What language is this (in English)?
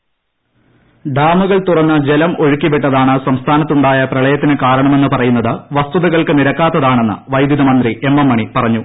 Malayalam